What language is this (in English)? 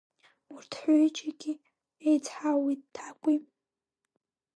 Abkhazian